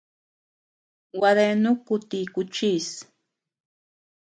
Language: Tepeuxila Cuicatec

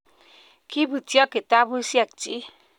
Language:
Kalenjin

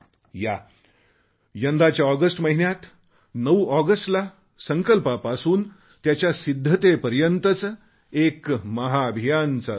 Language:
Marathi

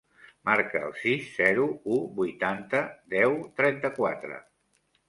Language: Catalan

